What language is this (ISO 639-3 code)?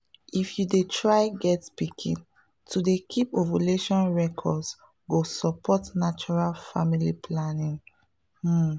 pcm